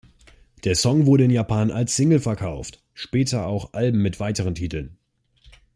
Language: German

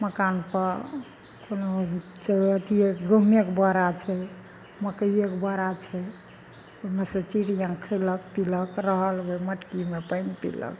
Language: Maithili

